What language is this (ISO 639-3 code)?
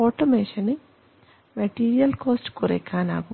mal